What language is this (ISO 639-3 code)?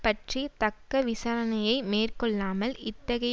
tam